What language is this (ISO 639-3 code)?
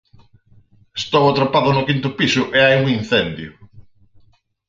glg